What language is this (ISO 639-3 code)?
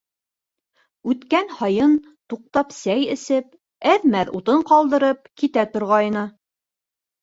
bak